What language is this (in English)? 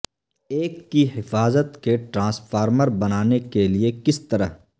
Urdu